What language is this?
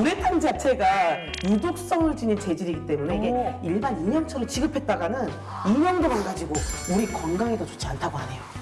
Korean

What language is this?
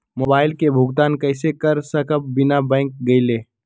Magahi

